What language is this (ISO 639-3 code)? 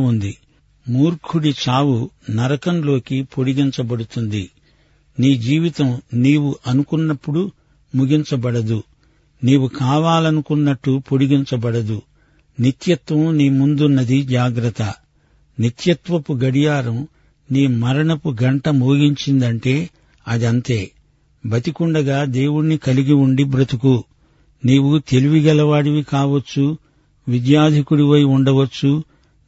tel